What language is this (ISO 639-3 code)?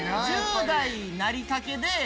jpn